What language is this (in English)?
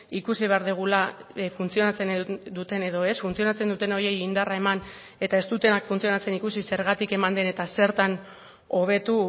Basque